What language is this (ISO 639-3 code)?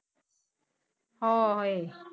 pan